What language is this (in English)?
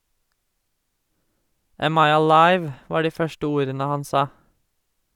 Norwegian